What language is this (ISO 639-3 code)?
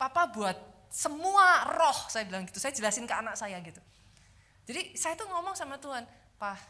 ind